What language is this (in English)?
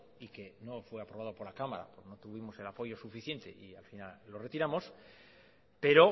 Spanish